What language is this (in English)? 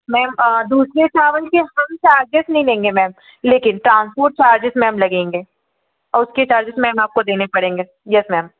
Hindi